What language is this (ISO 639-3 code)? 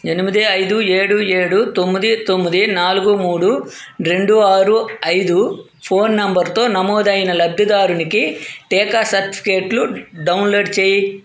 tel